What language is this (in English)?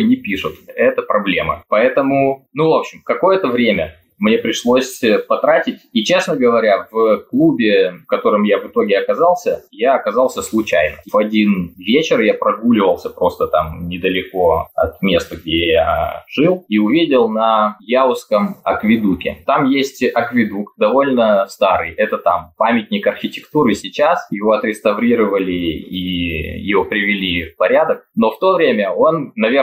Russian